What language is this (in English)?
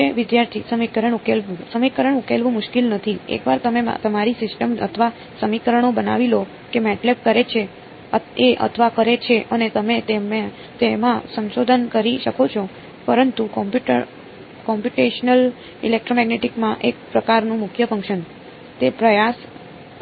Gujarati